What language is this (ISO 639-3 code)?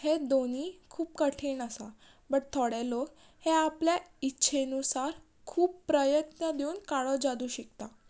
kok